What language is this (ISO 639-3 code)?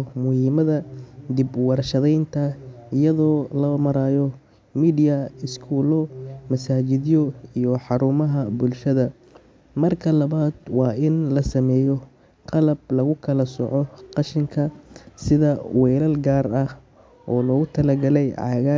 som